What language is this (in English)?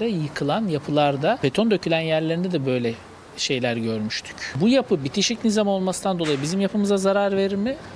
Turkish